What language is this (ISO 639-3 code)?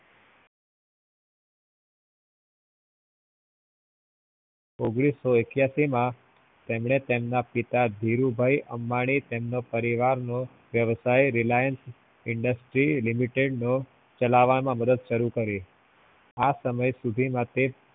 guj